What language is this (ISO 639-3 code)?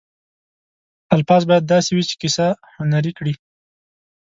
pus